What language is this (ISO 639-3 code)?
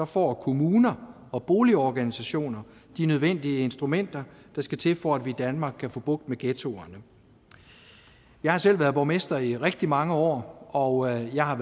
dan